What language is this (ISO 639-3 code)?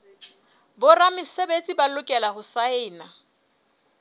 sot